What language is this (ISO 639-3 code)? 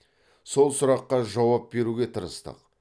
kaz